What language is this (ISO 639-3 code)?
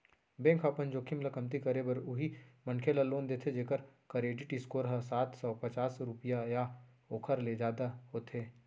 hne